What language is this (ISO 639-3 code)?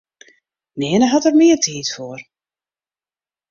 fry